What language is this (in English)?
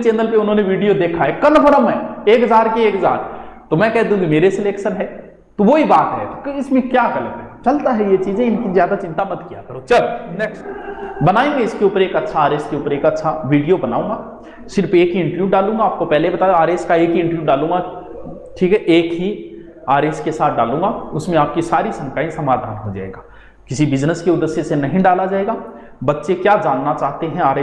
Hindi